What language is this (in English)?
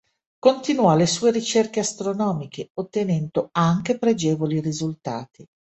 Italian